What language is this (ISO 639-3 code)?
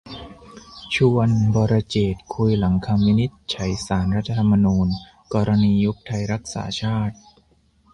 tha